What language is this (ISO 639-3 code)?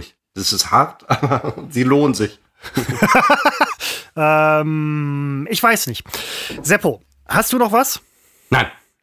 deu